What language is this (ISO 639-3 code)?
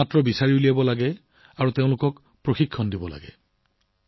asm